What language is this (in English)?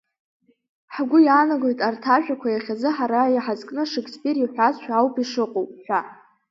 Abkhazian